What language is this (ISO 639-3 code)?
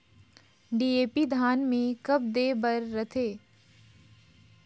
hne